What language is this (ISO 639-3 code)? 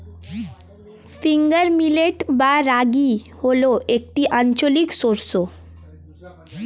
ben